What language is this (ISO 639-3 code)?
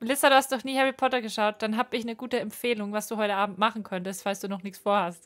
deu